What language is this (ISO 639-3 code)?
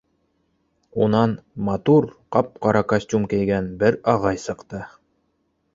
bak